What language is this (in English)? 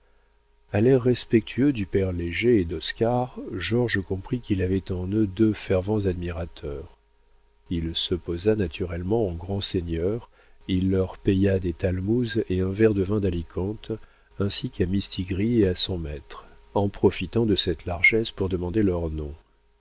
French